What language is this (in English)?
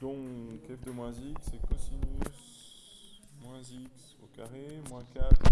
French